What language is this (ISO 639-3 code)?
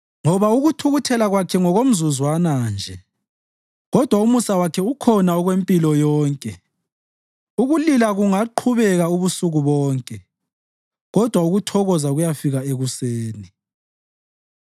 nde